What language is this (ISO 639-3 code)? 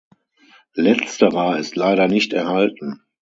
deu